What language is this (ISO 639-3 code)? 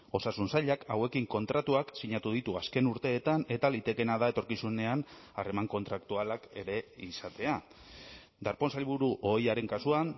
eus